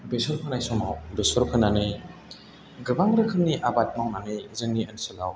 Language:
Bodo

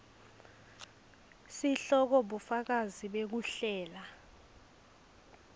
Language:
Swati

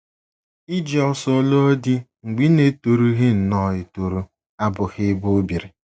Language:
Igbo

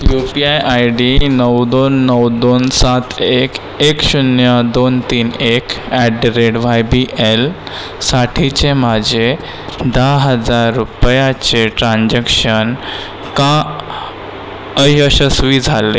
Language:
Marathi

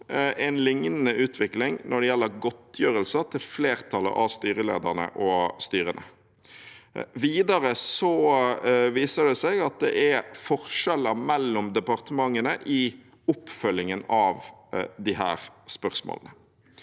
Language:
Norwegian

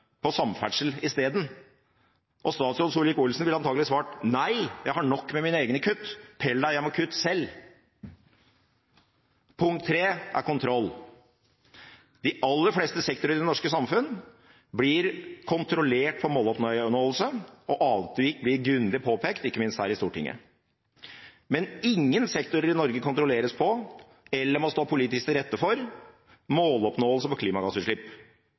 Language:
Norwegian Bokmål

